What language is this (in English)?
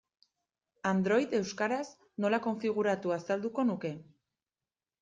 Basque